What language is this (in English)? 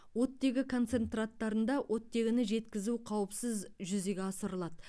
Kazakh